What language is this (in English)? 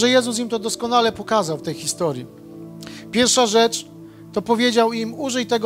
Polish